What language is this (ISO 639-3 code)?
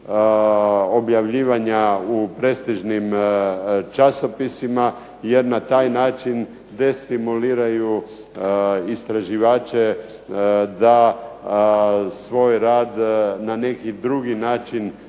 hrv